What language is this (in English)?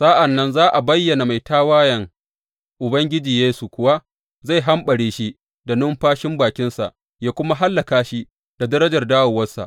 Hausa